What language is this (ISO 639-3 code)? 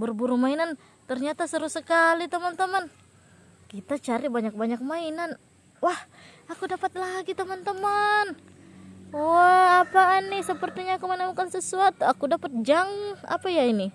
ind